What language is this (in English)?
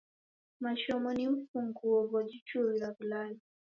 Taita